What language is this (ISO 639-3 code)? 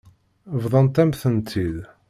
kab